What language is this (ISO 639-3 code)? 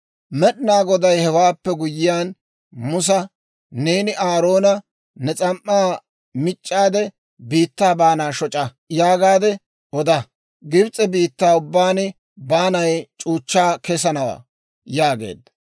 dwr